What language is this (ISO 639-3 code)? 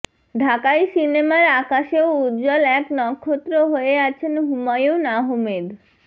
ben